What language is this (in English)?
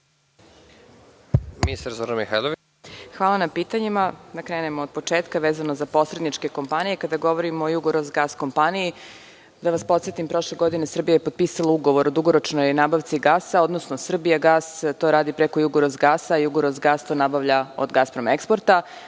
Serbian